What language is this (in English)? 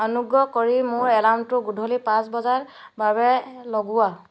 Assamese